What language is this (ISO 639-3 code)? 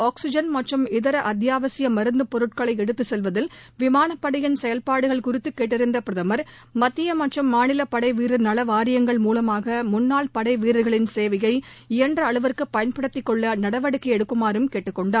tam